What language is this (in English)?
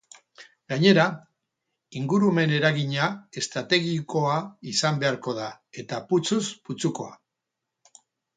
Basque